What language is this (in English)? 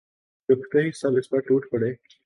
Urdu